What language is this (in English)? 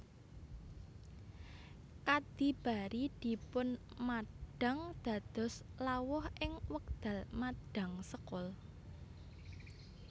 Javanese